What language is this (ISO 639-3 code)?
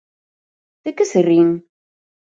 glg